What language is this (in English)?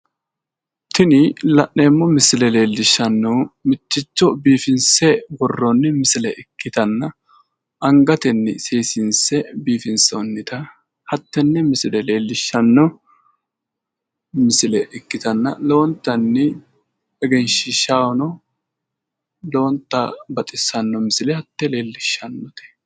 Sidamo